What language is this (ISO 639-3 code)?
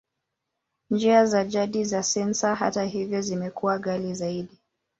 swa